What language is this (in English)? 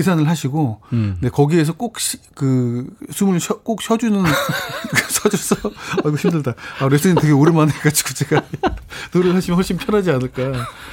Korean